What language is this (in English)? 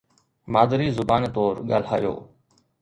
Sindhi